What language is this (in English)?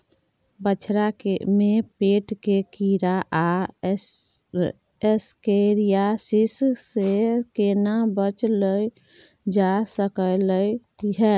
Maithili